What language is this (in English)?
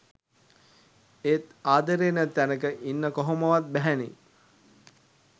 Sinhala